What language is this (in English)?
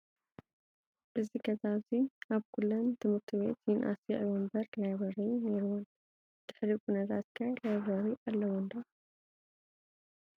Tigrinya